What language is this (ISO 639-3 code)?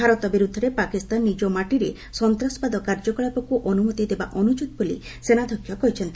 ori